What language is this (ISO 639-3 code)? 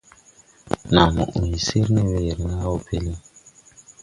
tui